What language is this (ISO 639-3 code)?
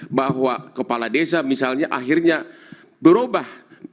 ind